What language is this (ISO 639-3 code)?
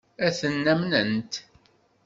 kab